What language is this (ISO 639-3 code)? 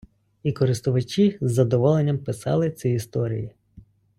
ukr